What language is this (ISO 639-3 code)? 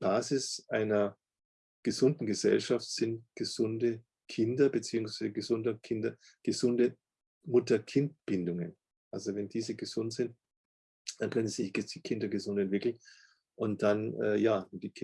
deu